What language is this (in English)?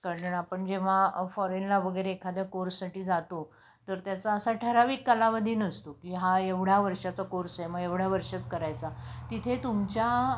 Marathi